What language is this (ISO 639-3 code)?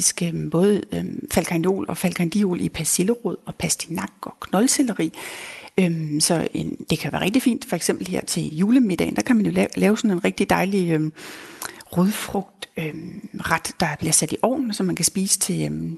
dan